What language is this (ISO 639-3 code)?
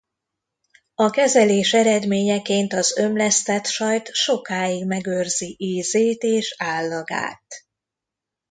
hun